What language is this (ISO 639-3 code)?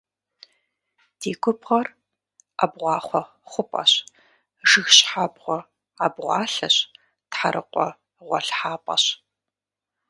kbd